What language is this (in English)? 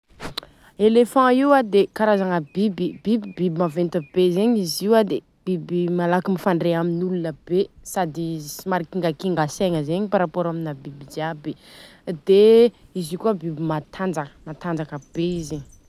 Southern Betsimisaraka Malagasy